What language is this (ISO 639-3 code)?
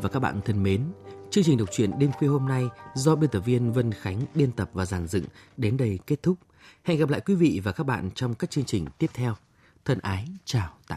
vie